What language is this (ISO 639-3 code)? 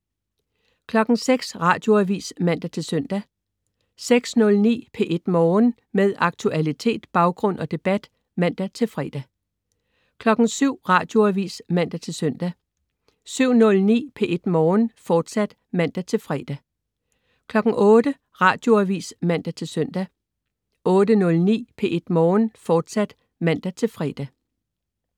dan